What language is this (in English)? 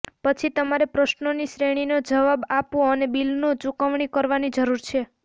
Gujarati